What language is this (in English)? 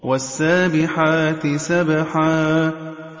Arabic